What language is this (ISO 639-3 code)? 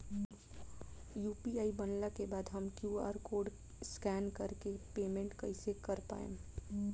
bho